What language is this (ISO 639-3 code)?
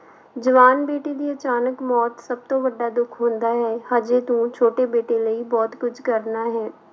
pan